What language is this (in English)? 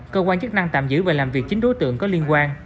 Vietnamese